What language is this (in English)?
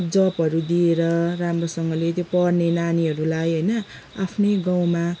Nepali